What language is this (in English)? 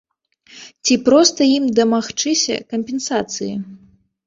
Belarusian